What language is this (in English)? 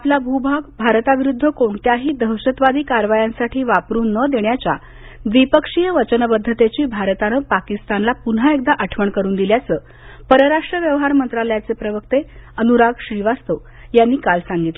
Marathi